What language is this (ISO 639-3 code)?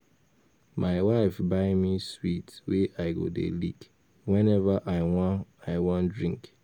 pcm